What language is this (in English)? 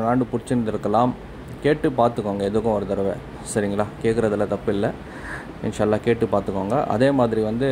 Korean